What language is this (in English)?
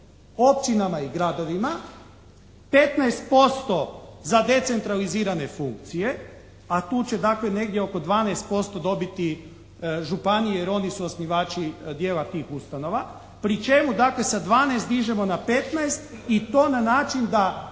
Croatian